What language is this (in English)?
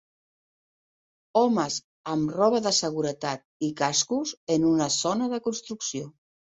Catalan